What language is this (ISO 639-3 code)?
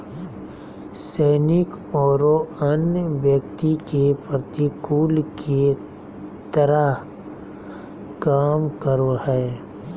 mag